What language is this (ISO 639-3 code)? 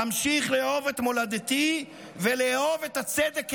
heb